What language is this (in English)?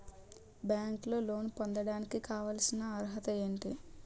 Telugu